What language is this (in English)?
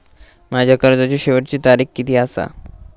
Marathi